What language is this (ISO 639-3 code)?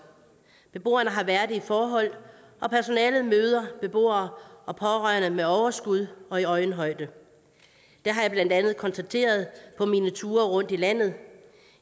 dan